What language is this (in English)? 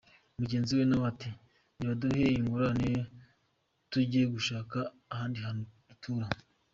Kinyarwanda